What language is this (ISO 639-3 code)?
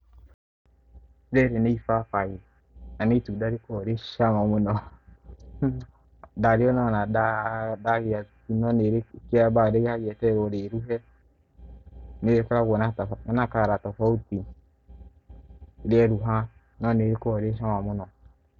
kik